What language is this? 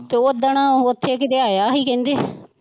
Punjabi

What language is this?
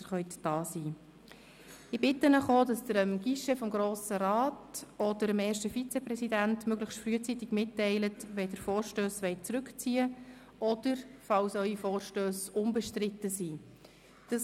Swiss German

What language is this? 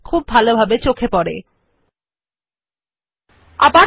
Bangla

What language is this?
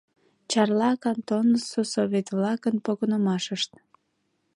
Mari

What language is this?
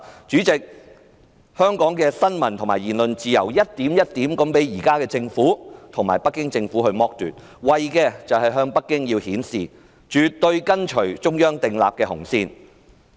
Cantonese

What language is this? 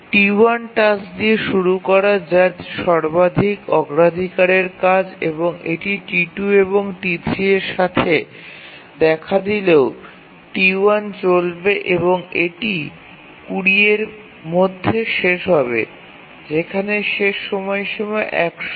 Bangla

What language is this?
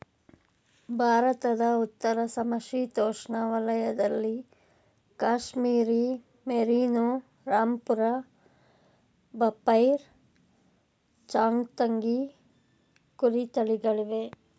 Kannada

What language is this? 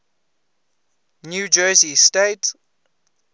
English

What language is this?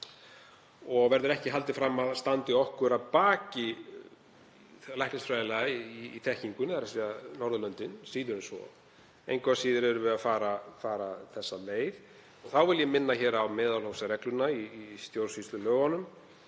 Icelandic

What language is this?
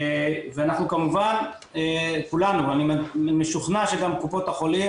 Hebrew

